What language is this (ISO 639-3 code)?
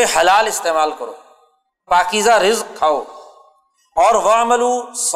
urd